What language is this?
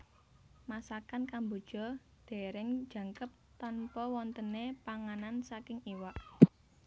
Javanese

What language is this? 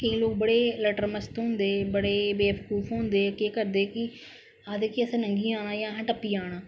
Dogri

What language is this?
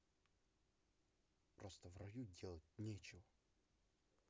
Russian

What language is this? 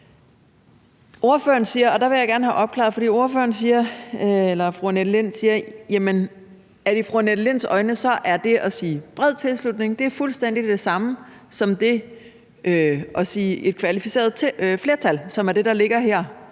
Danish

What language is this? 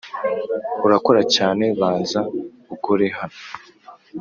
Kinyarwanda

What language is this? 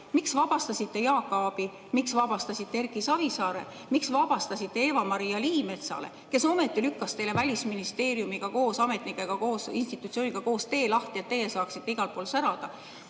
Estonian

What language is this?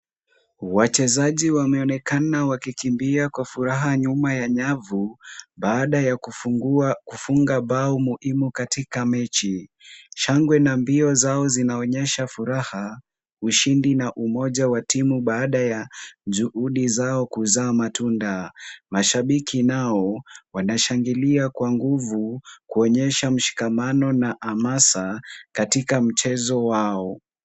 Swahili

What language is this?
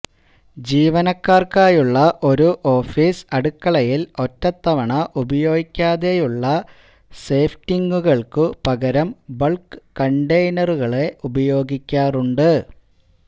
Malayalam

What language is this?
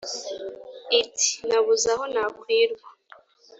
Kinyarwanda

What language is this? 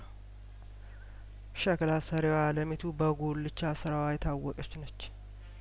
Amharic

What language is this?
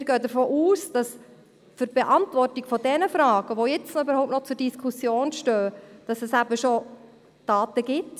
Swiss German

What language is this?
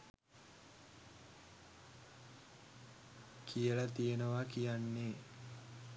Sinhala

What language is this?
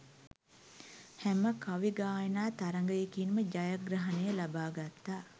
Sinhala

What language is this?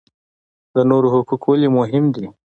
Pashto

